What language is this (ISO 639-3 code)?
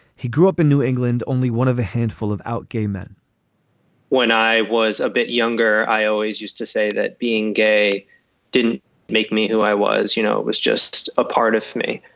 eng